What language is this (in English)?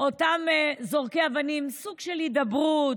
Hebrew